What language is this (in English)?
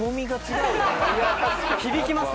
Japanese